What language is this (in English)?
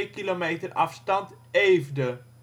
Dutch